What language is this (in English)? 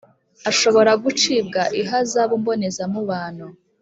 Kinyarwanda